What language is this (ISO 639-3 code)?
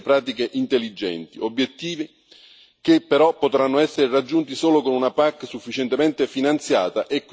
ita